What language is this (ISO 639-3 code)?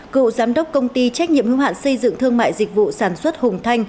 vie